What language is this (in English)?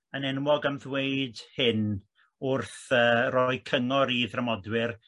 Welsh